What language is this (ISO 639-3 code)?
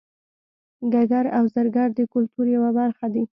pus